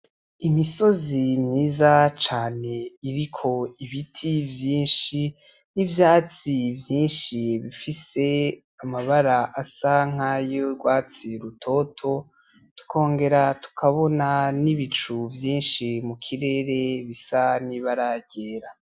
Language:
Rundi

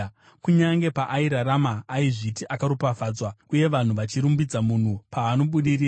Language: Shona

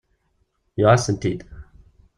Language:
Kabyle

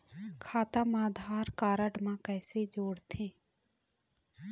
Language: Chhattisgarhi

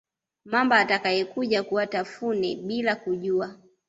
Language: Swahili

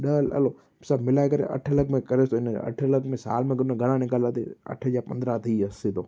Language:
Sindhi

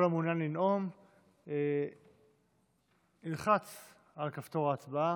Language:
Hebrew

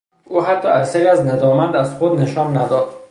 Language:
Persian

